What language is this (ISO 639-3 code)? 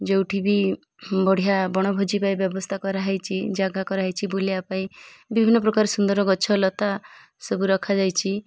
ori